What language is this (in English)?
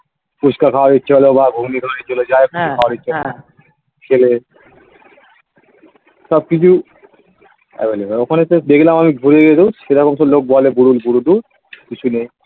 Bangla